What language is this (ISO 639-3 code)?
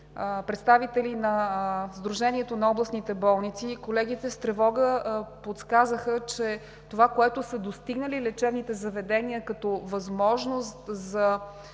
bul